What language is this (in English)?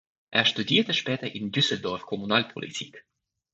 German